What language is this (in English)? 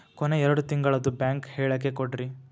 Kannada